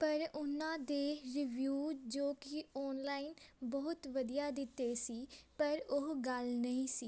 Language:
Punjabi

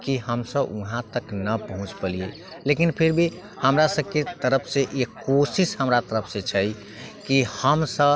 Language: Maithili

